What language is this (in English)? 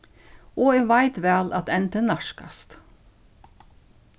Faroese